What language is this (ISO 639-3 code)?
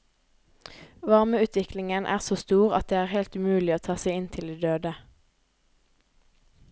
nor